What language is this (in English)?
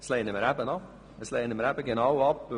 Swiss German